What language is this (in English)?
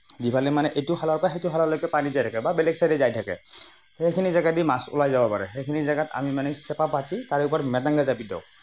Assamese